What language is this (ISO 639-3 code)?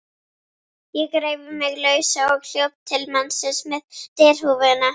isl